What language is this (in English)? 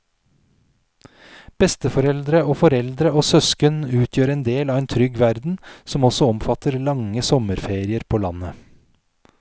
Norwegian